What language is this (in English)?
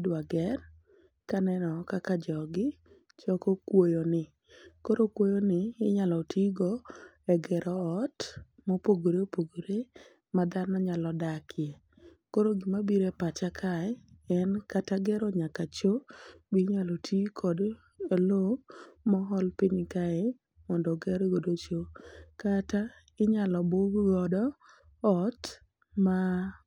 Luo (Kenya and Tanzania)